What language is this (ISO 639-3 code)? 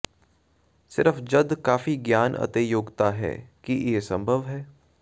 pan